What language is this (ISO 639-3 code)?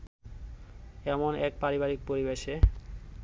ben